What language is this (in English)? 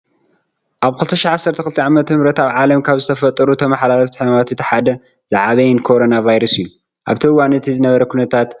Tigrinya